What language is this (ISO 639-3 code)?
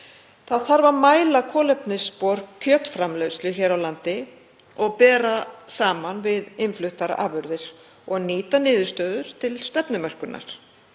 isl